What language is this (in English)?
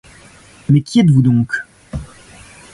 French